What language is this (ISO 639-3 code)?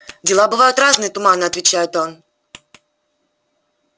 rus